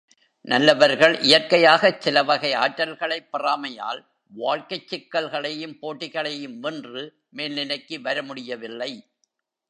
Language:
Tamil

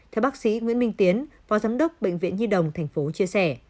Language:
Vietnamese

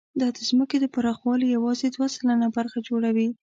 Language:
Pashto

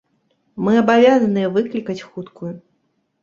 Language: Belarusian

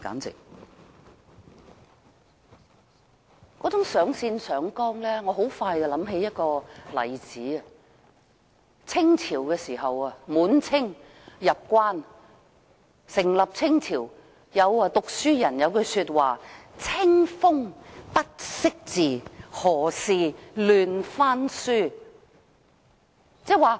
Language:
Cantonese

